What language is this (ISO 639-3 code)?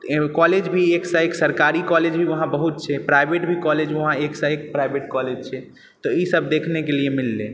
mai